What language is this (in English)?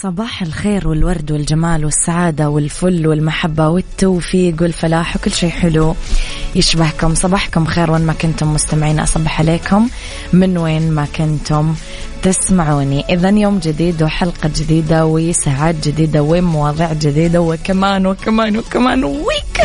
Arabic